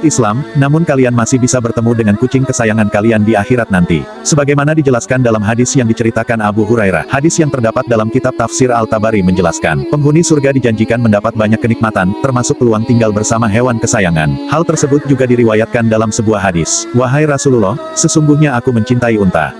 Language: Indonesian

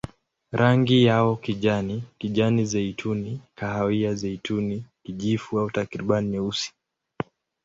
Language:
Swahili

